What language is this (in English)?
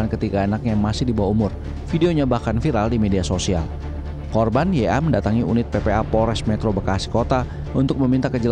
Indonesian